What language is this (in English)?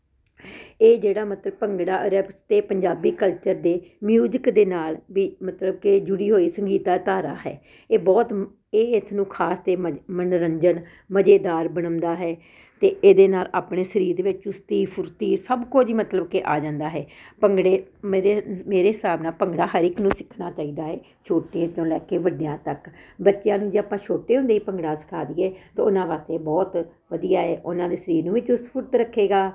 Punjabi